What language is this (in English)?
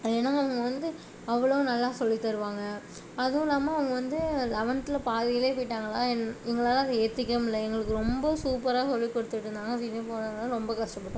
Tamil